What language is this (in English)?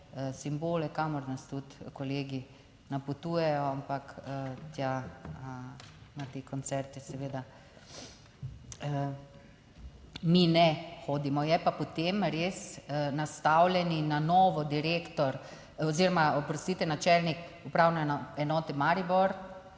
Slovenian